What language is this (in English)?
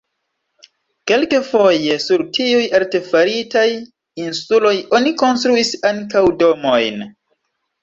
Esperanto